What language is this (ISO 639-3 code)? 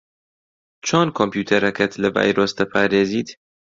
ckb